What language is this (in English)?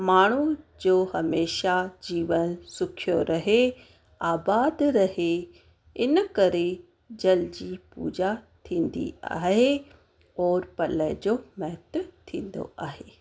Sindhi